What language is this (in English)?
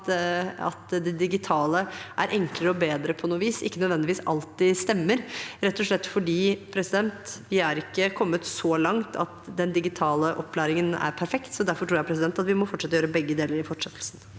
Norwegian